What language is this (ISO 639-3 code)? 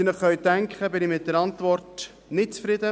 gsw